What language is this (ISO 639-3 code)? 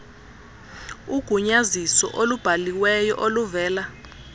xho